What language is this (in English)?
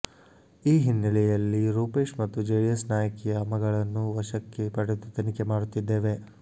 Kannada